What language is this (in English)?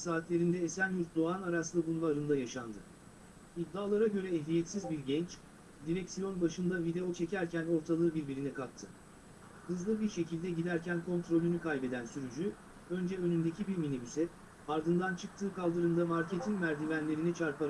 Turkish